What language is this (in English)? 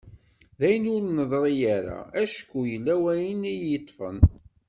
Kabyle